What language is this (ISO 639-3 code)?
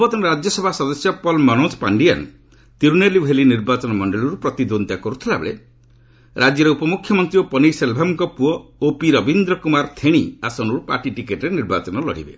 ori